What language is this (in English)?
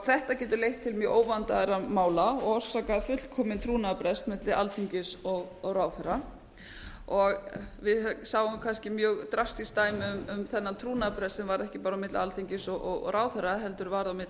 Icelandic